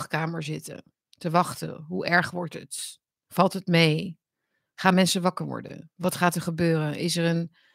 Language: Dutch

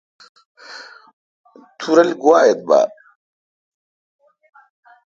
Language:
Kalkoti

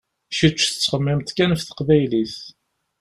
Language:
Kabyle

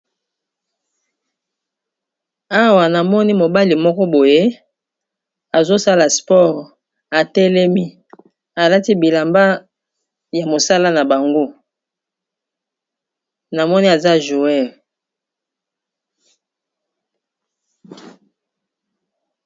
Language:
Lingala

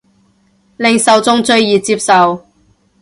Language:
Cantonese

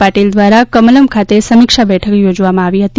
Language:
Gujarati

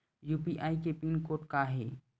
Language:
Chhattisgarhi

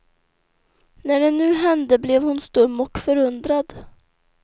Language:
Swedish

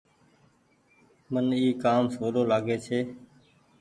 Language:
Goaria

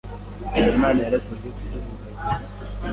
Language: Kinyarwanda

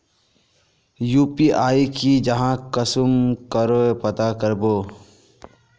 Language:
Magahi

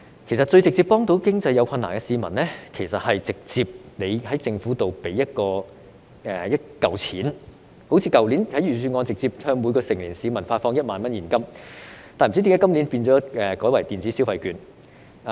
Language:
Cantonese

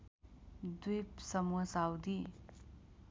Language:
Nepali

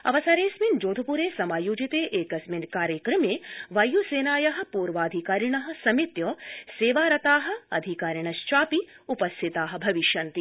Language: Sanskrit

